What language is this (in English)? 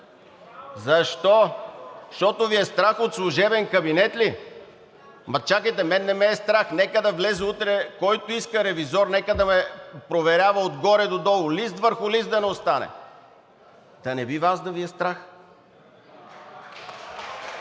Bulgarian